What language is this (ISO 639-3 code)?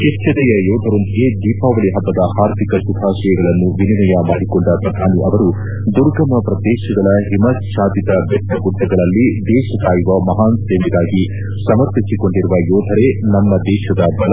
kan